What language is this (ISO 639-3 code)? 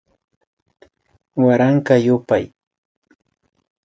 qvi